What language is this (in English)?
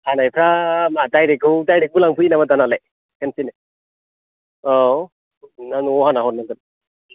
Bodo